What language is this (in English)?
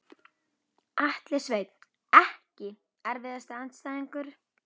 Icelandic